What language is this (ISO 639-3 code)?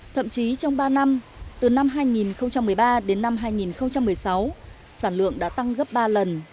vie